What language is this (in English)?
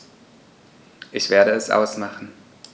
German